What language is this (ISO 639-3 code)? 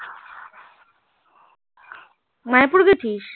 ben